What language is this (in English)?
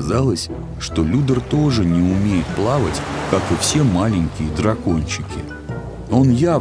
Russian